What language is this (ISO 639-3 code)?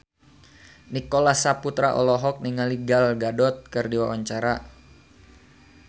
sun